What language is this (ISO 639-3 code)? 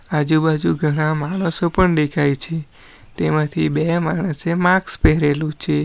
guj